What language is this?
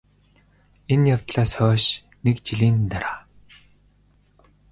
Mongolian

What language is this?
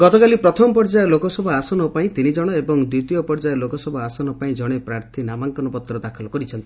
Odia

